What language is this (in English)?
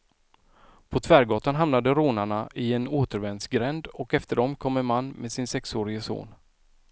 Swedish